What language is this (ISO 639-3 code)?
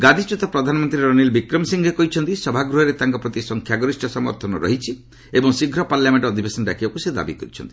ori